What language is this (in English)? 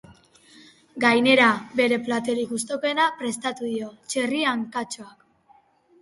Basque